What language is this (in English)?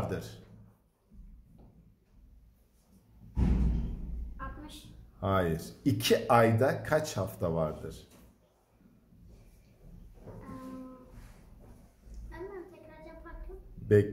Turkish